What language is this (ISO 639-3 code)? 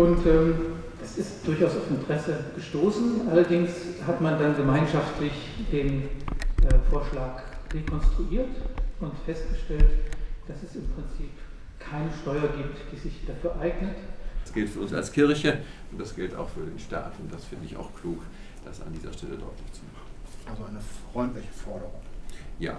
deu